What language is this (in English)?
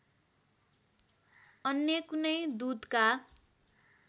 Nepali